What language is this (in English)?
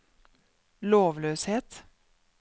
Norwegian